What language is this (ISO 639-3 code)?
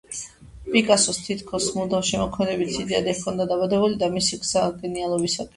kat